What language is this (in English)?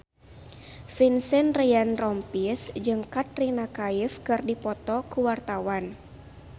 Sundanese